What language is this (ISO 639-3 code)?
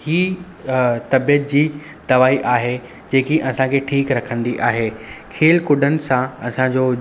snd